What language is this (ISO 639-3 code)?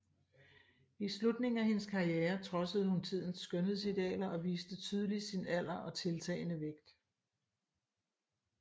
dan